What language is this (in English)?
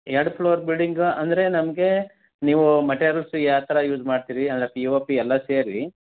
Kannada